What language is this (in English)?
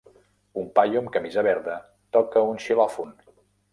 Catalan